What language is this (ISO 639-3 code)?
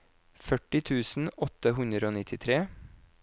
nor